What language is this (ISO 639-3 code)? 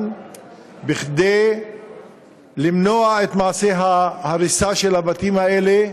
heb